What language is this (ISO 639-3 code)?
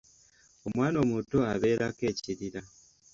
lug